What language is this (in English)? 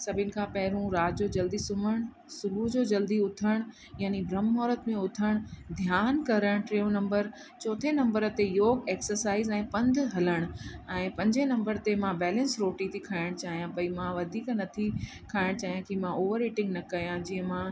Sindhi